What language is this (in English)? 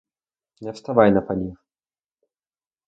Ukrainian